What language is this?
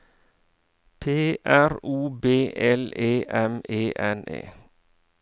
Norwegian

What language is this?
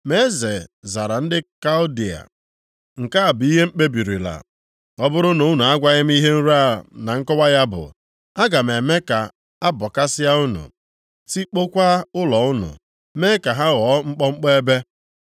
Igbo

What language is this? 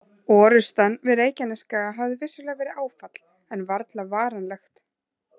Icelandic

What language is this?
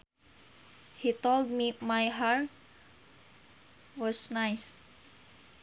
Sundanese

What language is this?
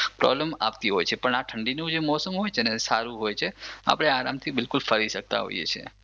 Gujarati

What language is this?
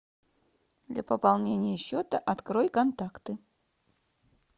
Russian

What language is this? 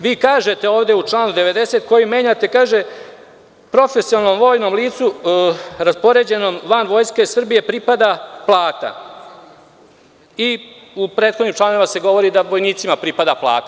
Serbian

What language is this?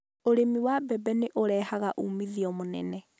Kikuyu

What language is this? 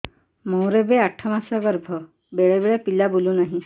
Odia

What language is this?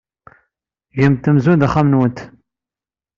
Kabyle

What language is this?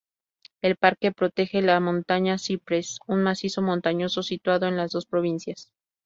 Spanish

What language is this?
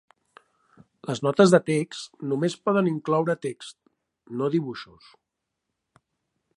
Catalan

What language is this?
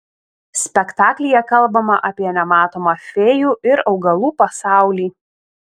Lithuanian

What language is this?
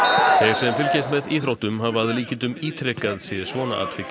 Icelandic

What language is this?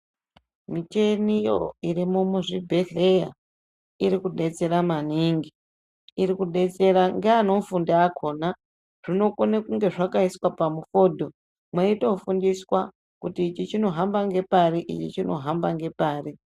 Ndau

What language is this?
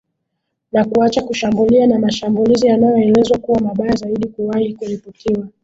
Swahili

